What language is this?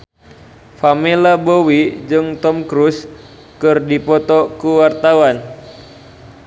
Sundanese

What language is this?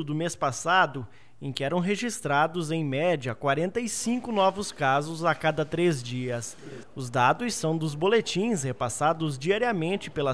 Portuguese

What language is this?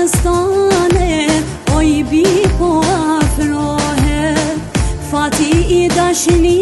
Romanian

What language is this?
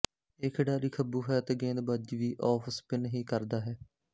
Punjabi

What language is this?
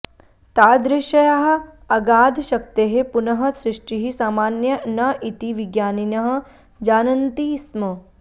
Sanskrit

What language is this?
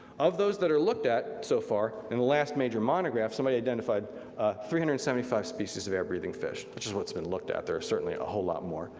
English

